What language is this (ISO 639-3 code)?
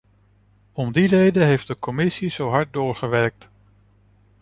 nld